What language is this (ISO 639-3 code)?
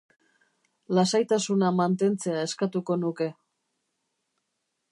eus